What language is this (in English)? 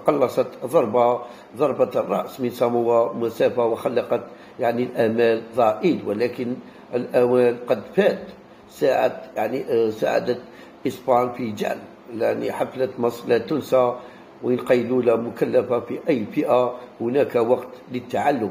Arabic